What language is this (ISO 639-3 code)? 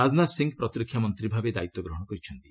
ori